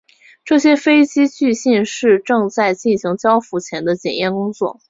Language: Chinese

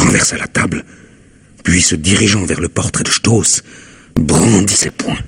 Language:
French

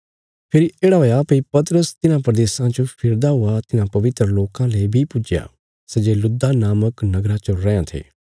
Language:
Bilaspuri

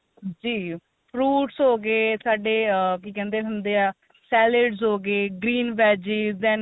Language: Punjabi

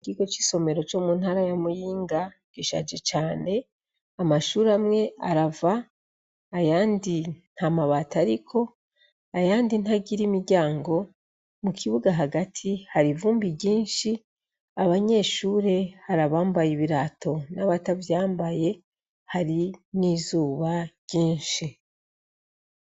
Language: Rundi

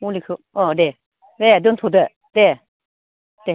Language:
Bodo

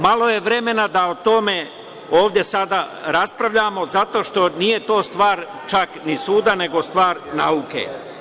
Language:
Serbian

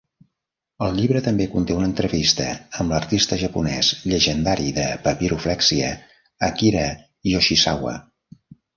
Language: Catalan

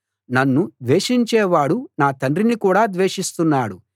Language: Telugu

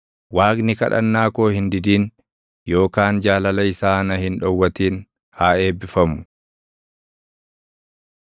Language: Oromo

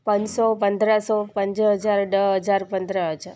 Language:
Sindhi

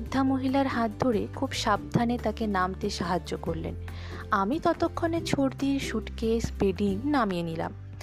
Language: Bangla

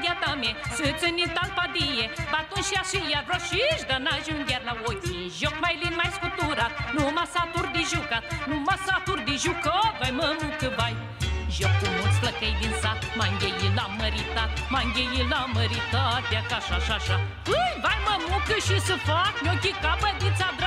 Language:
Romanian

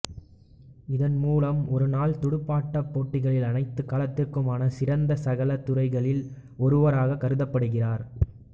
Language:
Tamil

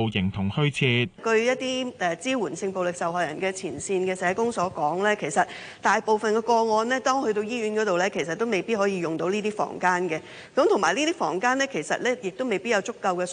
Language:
Chinese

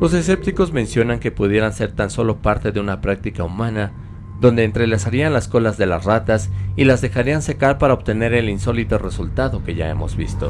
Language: Spanish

